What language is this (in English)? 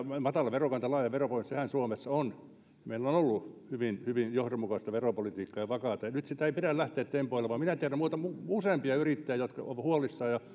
Finnish